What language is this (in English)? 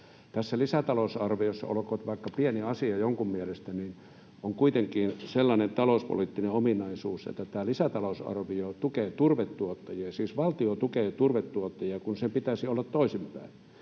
Finnish